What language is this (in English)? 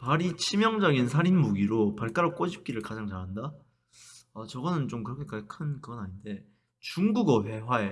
Korean